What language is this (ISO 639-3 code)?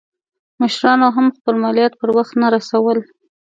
pus